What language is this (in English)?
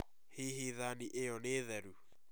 Kikuyu